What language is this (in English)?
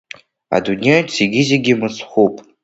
Abkhazian